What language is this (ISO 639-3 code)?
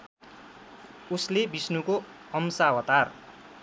nep